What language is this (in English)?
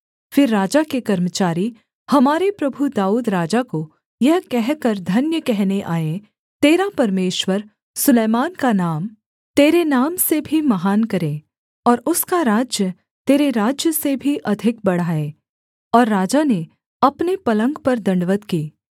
Hindi